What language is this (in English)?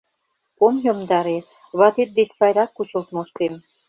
Mari